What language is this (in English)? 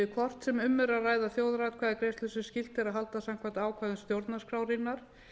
Icelandic